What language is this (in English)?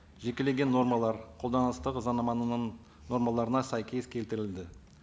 Kazakh